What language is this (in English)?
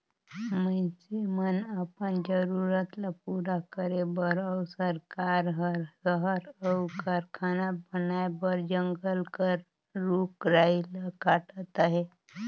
Chhattisgarhi